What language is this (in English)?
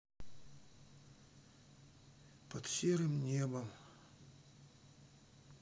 Russian